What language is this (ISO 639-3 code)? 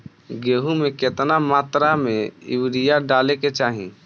bho